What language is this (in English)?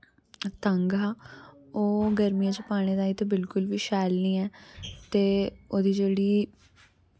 Dogri